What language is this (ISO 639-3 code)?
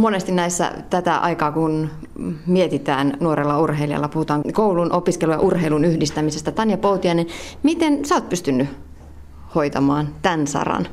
fin